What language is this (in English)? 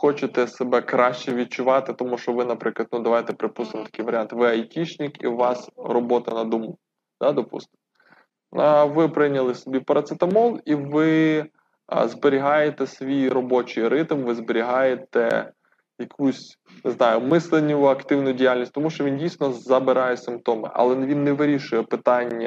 Ukrainian